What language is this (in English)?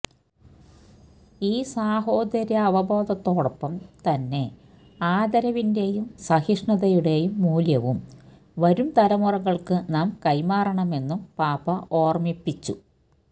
Malayalam